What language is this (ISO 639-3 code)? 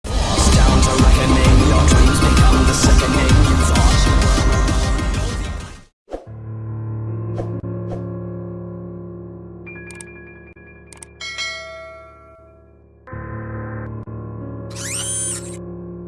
spa